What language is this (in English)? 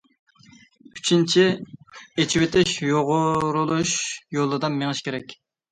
Uyghur